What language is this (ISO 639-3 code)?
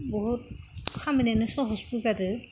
brx